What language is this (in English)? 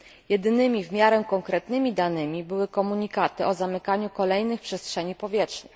Polish